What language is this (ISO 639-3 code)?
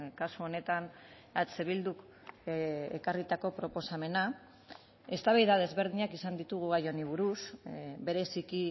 eus